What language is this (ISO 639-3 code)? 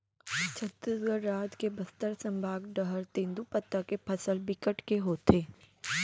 hne